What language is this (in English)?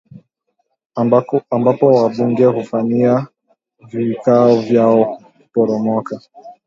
Swahili